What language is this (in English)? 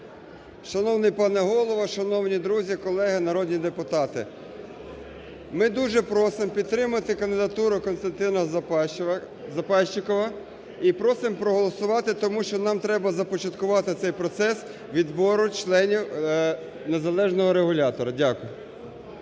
Ukrainian